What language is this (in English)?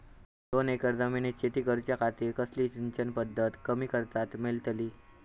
Marathi